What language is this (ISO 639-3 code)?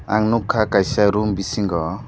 trp